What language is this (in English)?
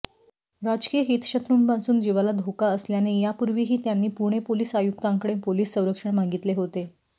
Marathi